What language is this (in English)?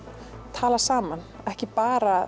Icelandic